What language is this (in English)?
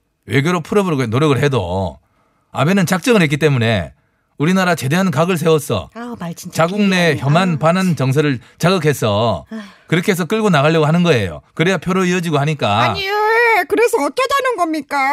Korean